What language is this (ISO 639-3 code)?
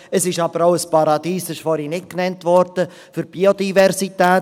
gsw